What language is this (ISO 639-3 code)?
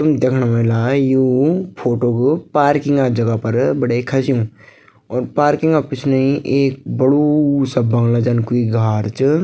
gbm